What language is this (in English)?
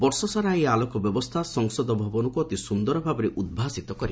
Odia